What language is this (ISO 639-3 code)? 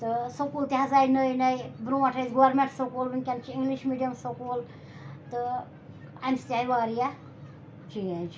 kas